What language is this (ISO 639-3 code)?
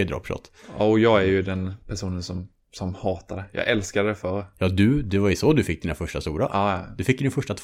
swe